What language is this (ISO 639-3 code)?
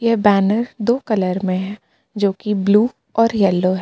hin